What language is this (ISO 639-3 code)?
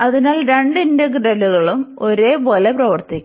mal